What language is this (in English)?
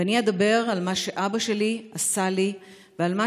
Hebrew